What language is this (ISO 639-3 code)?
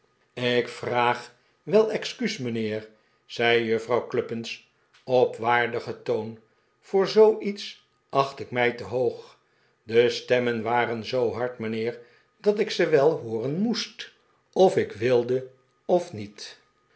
nld